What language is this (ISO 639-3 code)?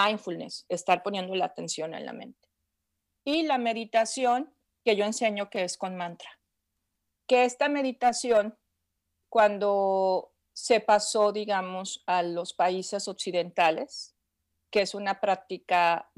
spa